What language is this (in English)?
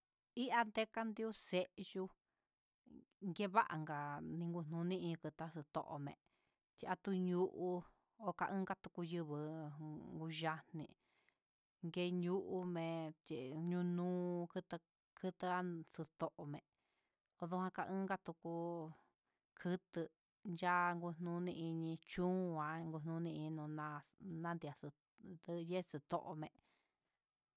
Huitepec Mixtec